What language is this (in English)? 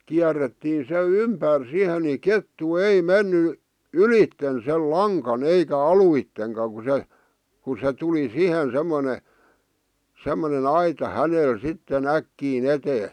Finnish